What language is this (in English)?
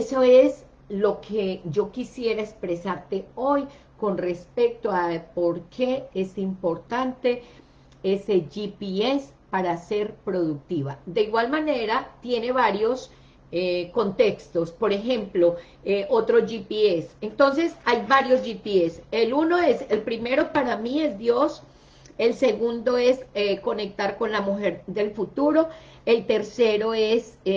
Spanish